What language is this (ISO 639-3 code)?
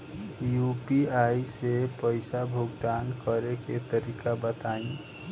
bho